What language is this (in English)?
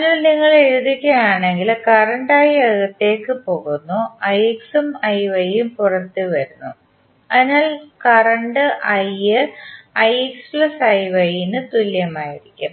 Malayalam